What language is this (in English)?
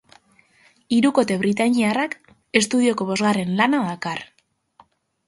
Basque